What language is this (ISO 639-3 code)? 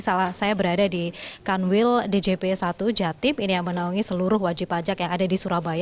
ind